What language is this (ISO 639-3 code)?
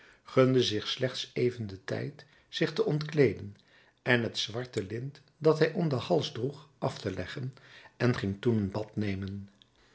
nld